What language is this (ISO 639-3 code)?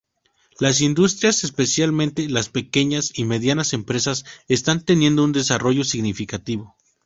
spa